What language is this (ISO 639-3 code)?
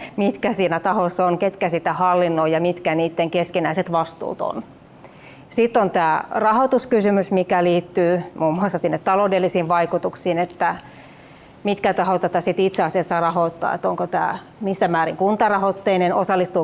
fin